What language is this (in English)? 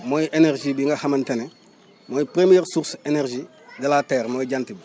Wolof